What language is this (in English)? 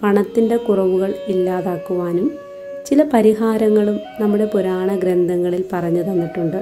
Lithuanian